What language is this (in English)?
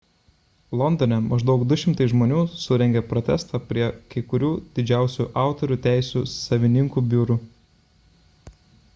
Lithuanian